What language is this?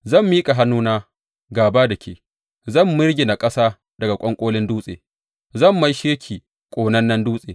Hausa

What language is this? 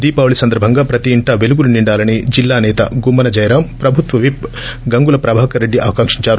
Telugu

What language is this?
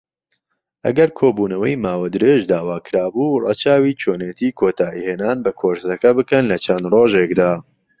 Central Kurdish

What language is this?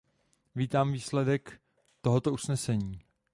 Czech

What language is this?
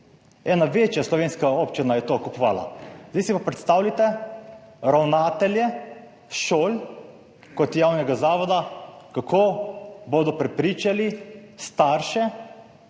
Slovenian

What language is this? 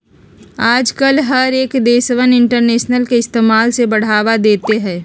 Magahi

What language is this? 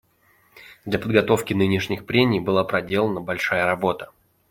Russian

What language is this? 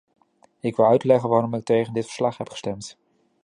Dutch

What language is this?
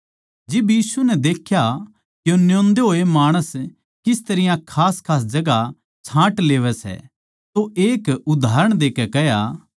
Haryanvi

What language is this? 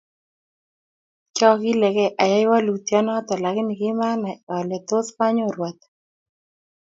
Kalenjin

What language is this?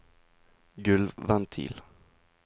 Norwegian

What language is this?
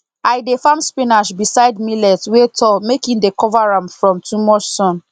Nigerian Pidgin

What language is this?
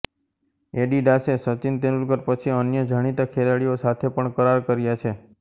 Gujarati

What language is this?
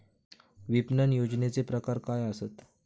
Marathi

